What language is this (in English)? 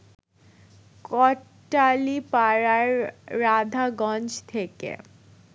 Bangla